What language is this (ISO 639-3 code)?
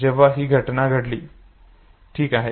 mar